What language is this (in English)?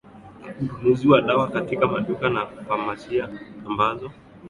Swahili